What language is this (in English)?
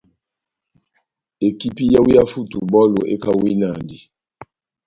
Batanga